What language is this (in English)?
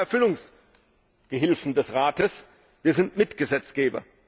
German